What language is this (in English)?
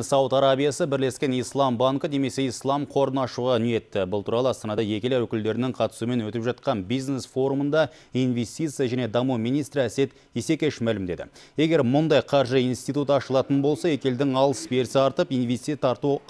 Russian